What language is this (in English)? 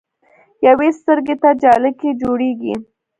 Pashto